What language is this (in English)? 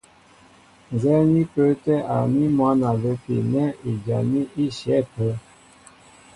Mbo (Cameroon)